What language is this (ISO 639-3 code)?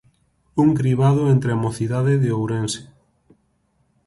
glg